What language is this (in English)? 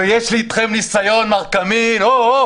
Hebrew